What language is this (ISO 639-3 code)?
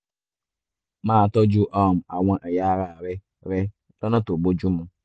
yor